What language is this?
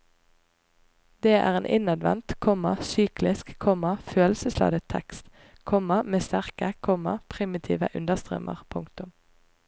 Norwegian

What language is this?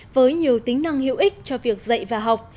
Vietnamese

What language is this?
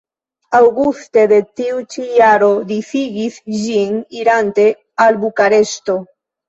Esperanto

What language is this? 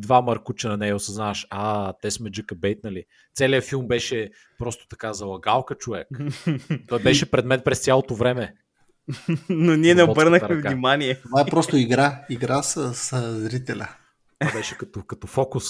Bulgarian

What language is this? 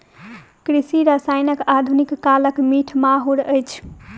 Maithili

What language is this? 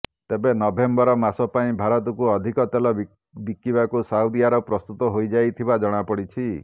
Odia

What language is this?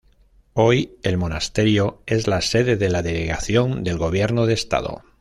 Spanish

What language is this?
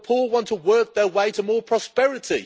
English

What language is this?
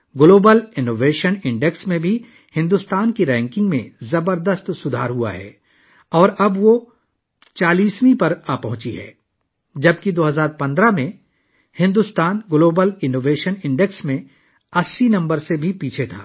Urdu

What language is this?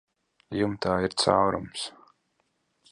Latvian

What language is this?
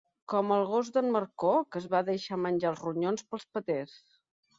Catalan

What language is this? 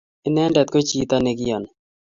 Kalenjin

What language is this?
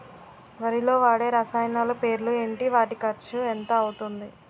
Telugu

